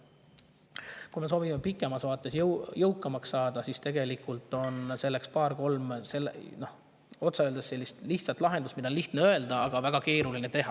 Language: Estonian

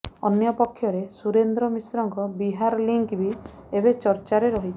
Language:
Odia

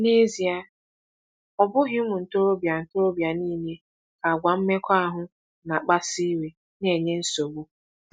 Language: Igbo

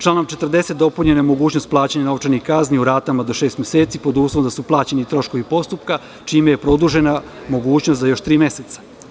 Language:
Serbian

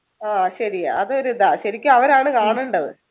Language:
Malayalam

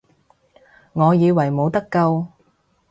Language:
Cantonese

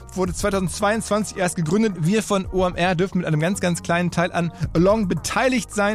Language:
German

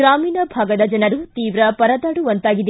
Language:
Kannada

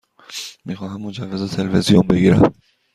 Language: Persian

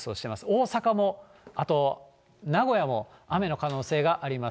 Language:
Japanese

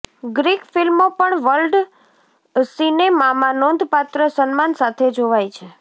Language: Gujarati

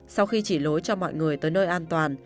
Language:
Vietnamese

